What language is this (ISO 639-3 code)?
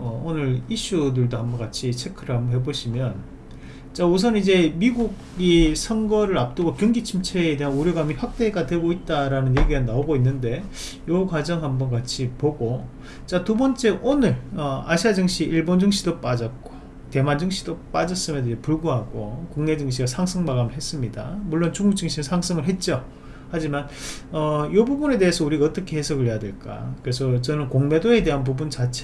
kor